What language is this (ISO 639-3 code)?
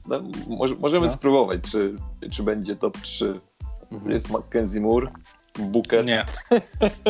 pol